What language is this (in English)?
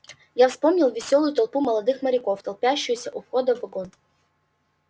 Russian